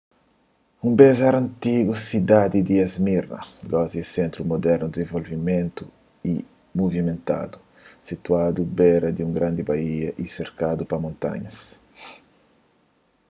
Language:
Kabuverdianu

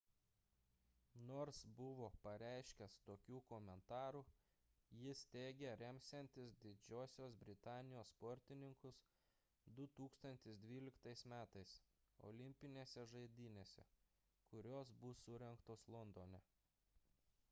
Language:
Lithuanian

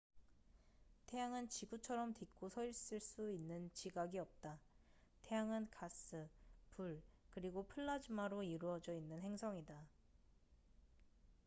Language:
Korean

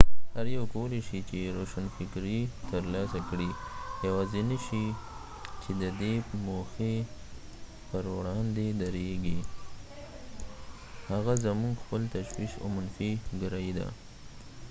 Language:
Pashto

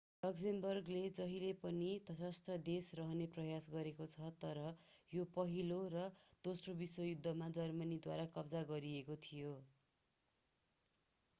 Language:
Nepali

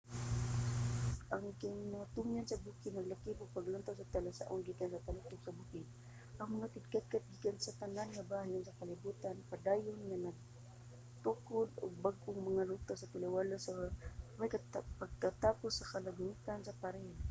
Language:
Cebuano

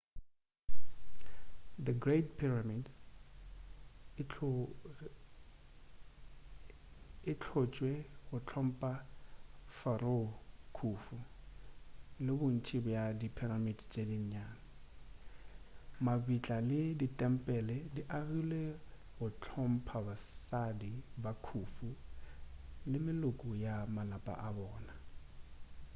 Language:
Northern Sotho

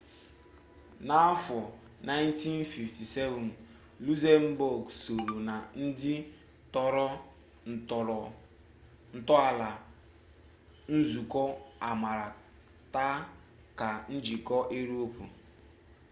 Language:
Igbo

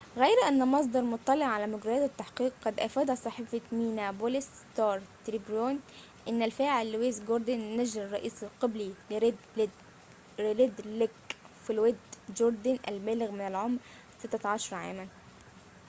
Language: Arabic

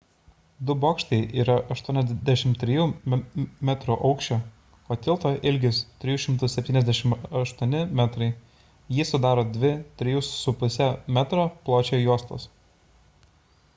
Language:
Lithuanian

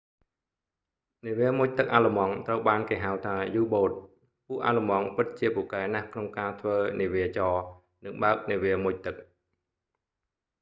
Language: Khmer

